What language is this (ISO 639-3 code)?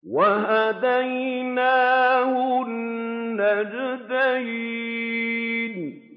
ara